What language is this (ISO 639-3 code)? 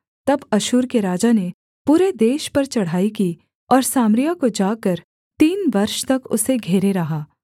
hin